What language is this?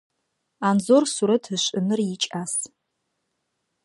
Adyghe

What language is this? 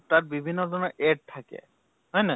Assamese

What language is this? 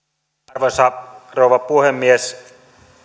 Finnish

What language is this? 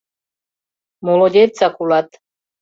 Mari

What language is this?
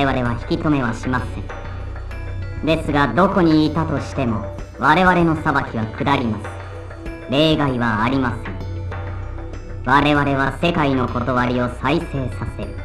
Japanese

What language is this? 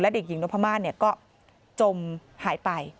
Thai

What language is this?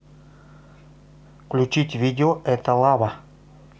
Russian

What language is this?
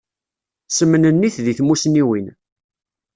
Kabyle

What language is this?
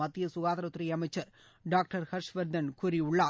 Tamil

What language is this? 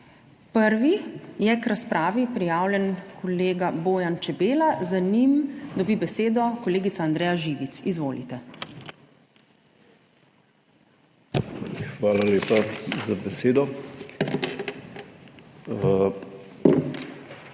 Slovenian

